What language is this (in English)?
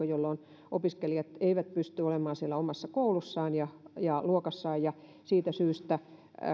Finnish